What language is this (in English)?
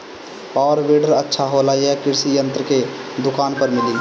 Bhojpuri